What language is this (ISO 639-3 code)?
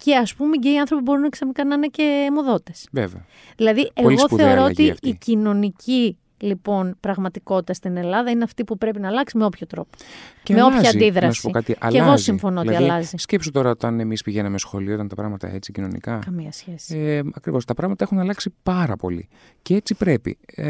ell